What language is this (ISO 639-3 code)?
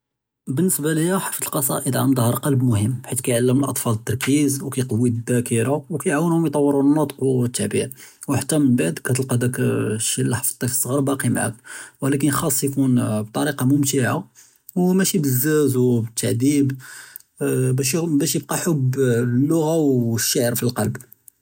jrb